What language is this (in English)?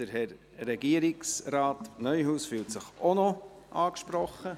Swiss German